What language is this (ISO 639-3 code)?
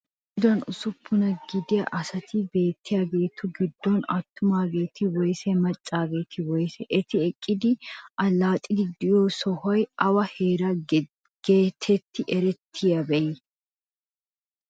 wal